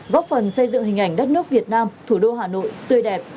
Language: Vietnamese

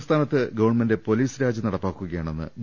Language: Malayalam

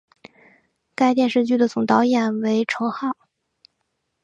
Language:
Chinese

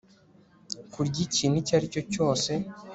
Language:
Kinyarwanda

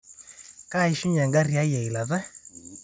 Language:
Masai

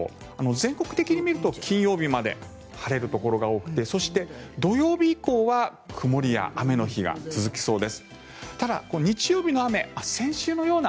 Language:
Japanese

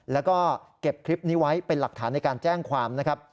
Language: Thai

